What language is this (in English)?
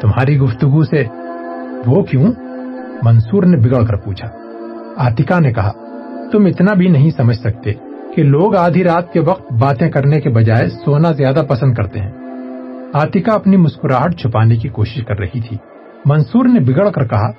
Urdu